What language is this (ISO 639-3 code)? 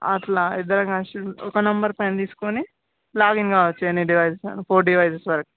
tel